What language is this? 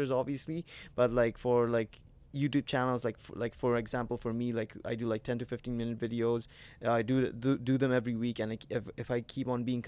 English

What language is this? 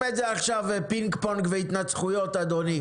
Hebrew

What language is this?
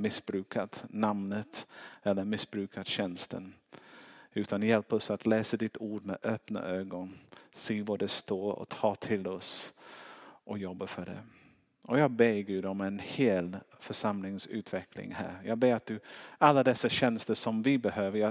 Swedish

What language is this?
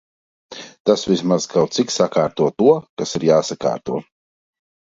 Latvian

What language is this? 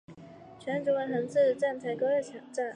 Chinese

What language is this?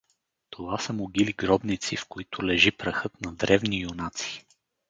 Bulgarian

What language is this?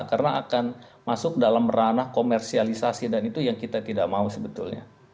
Indonesian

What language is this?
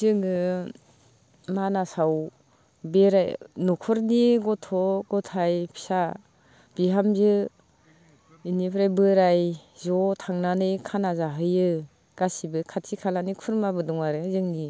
Bodo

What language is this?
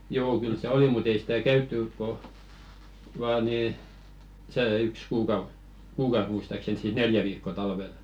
Finnish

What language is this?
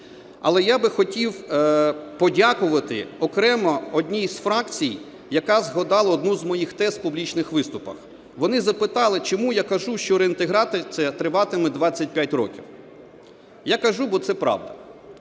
Ukrainian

